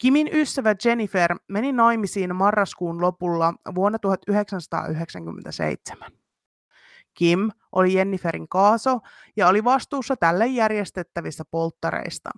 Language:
Finnish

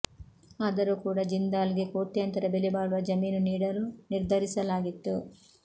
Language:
Kannada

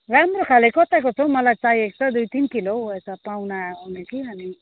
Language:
Nepali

